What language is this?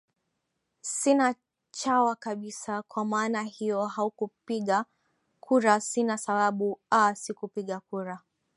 Swahili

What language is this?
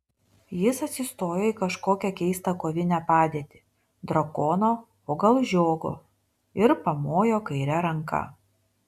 Lithuanian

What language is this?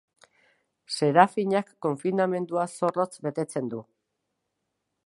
Basque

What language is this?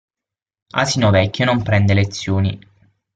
Italian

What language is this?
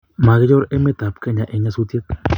Kalenjin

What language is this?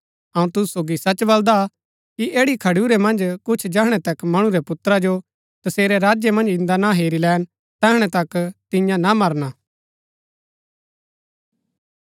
Gaddi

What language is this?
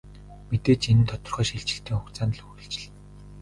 Mongolian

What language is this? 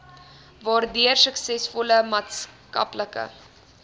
Afrikaans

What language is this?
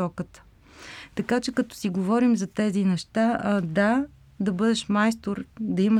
Bulgarian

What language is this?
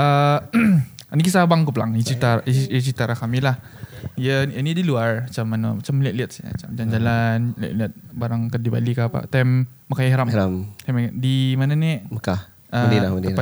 Malay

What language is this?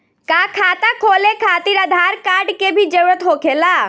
Bhojpuri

